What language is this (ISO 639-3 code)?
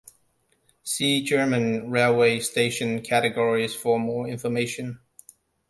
eng